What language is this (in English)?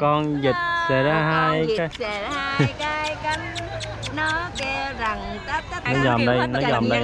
Vietnamese